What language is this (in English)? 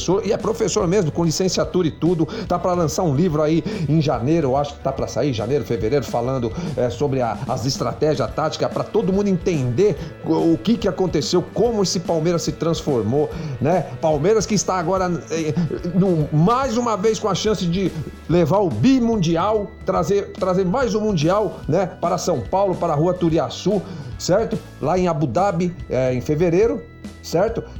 Portuguese